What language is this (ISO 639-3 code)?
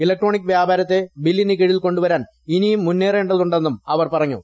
mal